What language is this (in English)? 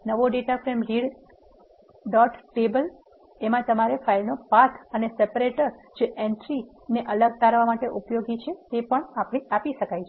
Gujarati